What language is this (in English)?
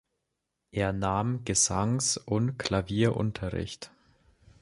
German